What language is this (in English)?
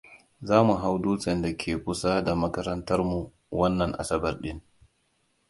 Hausa